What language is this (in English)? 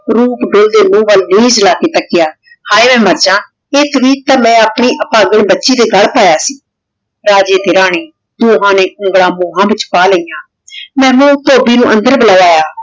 Punjabi